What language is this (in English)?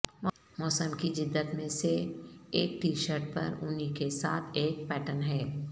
Urdu